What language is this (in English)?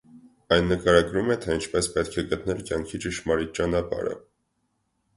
Armenian